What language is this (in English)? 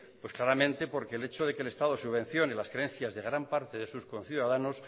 Spanish